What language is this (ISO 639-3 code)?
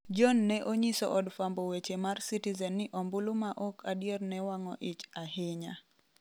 luo